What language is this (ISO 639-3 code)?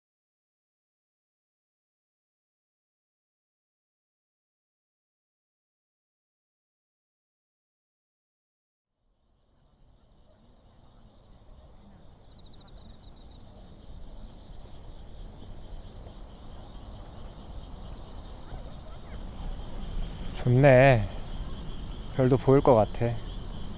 kor